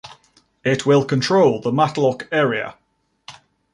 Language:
English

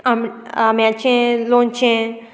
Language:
Konkani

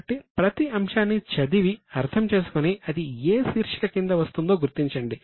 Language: Telugu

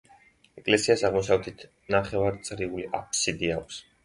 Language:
Georgian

